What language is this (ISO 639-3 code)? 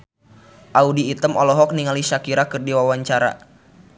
sun